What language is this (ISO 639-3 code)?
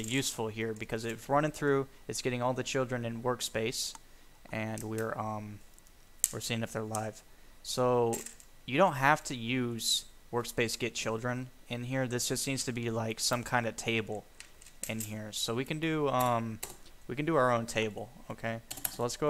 eng